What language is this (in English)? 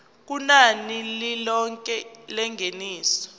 Zulu